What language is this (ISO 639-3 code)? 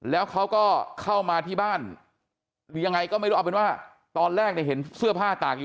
tha